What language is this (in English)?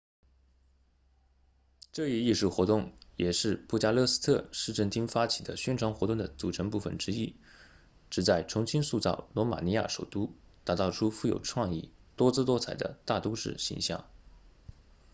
Chinese